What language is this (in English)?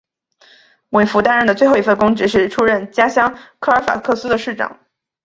Chinese